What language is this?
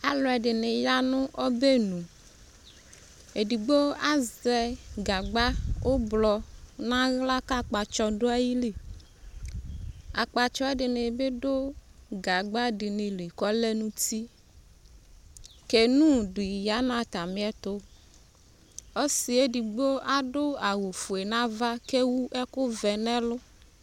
Ikposo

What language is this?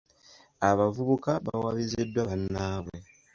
Ganda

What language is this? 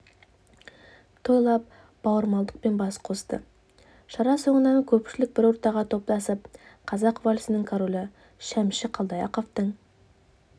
Kazakh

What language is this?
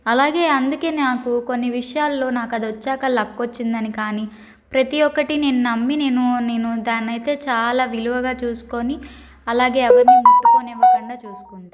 Telugu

